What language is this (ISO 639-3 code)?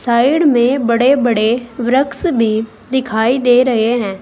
hin